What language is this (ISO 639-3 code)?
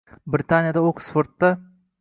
uzb